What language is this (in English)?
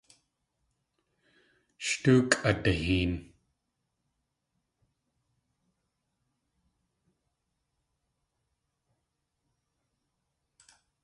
Tlingit